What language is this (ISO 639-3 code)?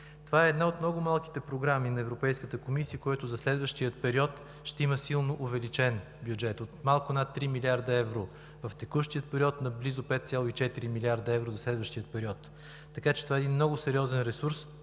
bul